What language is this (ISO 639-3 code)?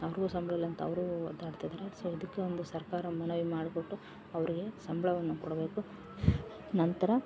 kan